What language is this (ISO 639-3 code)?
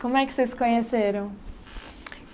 por